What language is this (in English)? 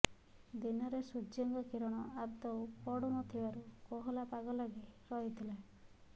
Odia